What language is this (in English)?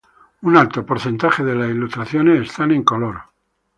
Spanish